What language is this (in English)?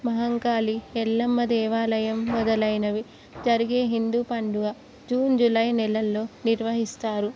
Telugu